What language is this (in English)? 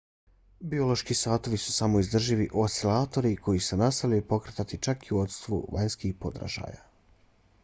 Bosnian